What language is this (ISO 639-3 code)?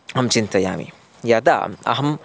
san